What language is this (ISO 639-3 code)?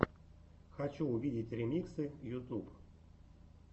rus